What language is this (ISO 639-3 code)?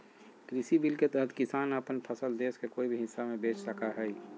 mag